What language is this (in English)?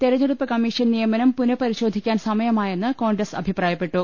Malayalam